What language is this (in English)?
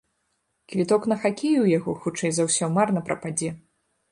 Belarusian